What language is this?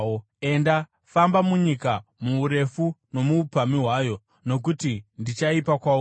Shona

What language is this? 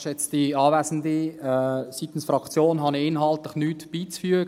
Swiss German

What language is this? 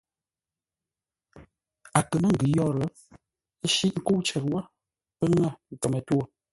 Ngombale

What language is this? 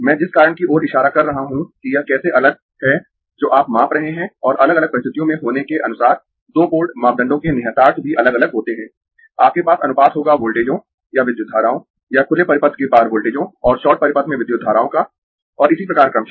Hindi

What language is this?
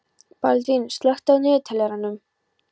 Icelandic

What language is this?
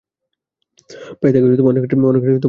Bangla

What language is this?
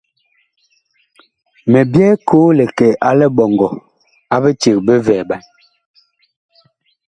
Bakoko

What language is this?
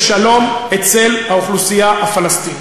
Hebrew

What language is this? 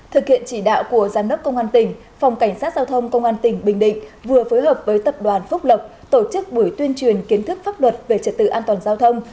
Vietnamese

